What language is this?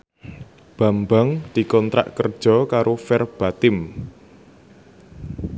Javanese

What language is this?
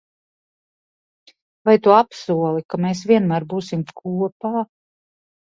Latvian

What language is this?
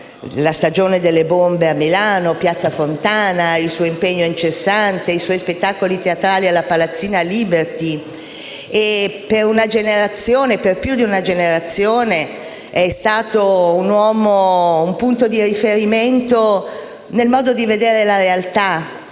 Italian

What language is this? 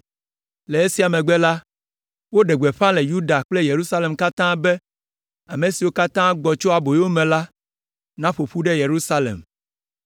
Ewe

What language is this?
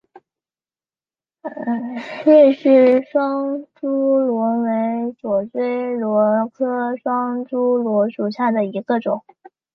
Chinese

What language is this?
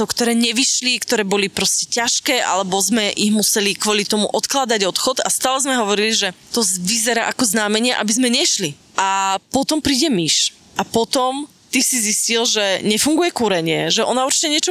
Slovak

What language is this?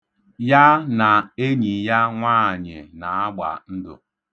Igbo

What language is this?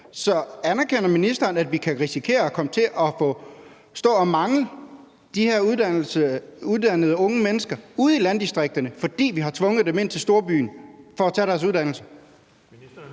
Danish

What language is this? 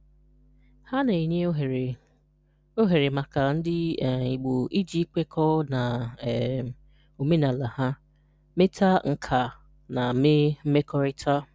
Igbo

